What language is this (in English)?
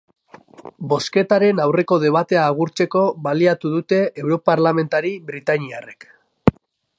Basque